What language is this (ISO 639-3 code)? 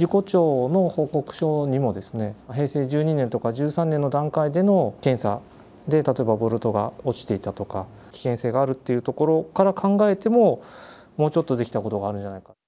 jpn